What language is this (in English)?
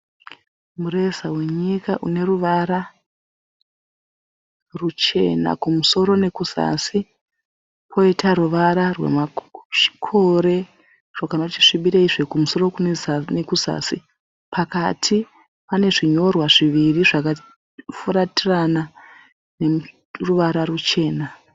Shona